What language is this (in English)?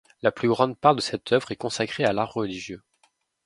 French